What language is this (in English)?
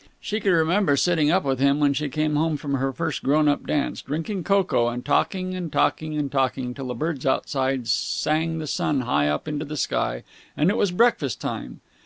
English